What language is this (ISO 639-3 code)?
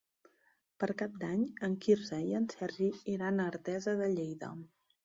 cat